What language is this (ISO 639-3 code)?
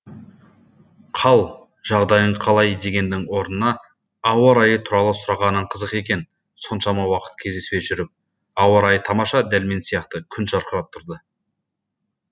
kaz